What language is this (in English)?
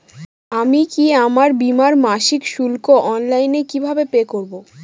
Bangla